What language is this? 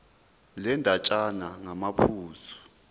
Zulu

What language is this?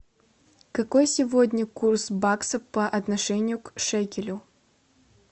Russian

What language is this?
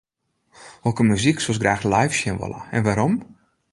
Western Frisian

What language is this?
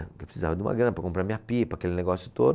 Portuguese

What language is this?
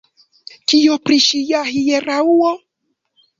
Esperanto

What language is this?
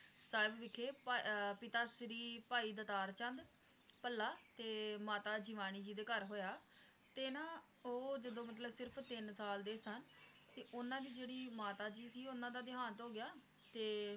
Punjabi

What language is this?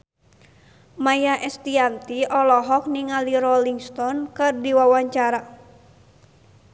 Sundanese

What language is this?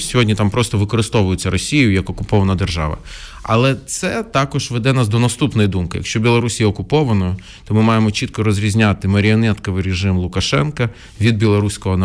Ukrainian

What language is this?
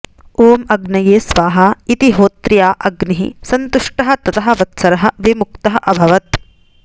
Sanskrit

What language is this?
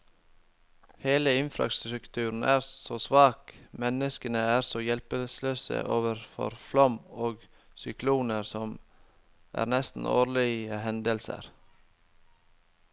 Norwegian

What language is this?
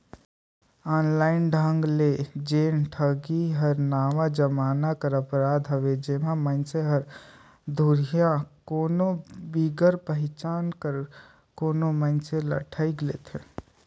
Chhattisgarhi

